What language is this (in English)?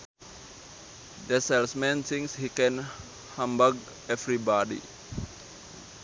Sundanese